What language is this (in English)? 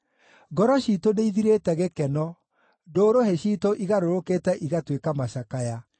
Kikuyu